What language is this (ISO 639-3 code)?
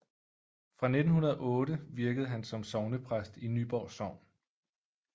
dan